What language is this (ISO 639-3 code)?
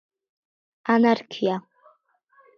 kat